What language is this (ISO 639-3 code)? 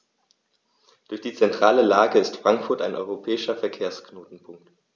deu